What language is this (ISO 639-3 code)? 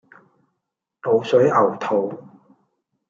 yue